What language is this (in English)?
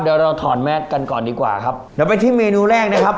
Thai